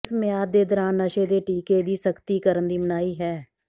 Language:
Punjabi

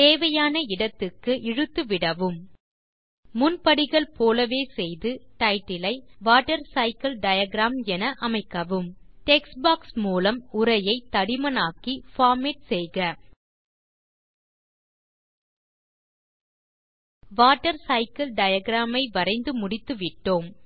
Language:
Tamil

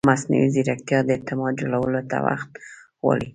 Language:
Pashto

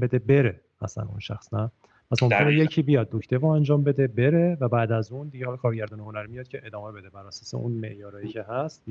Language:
Persian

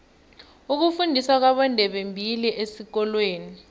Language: South Ndebele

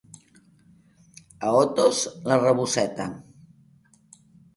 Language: Catalan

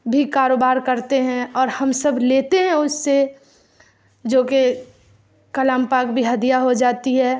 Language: Urdu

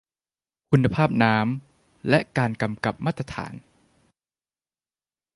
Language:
Thai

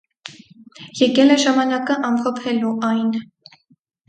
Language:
Armenian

